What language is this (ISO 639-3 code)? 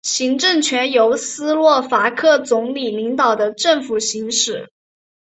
zho